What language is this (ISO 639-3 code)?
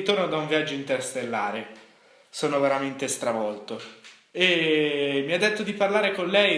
ita